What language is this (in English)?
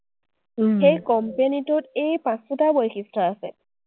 Assamese